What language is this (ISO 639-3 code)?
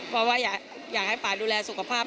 tha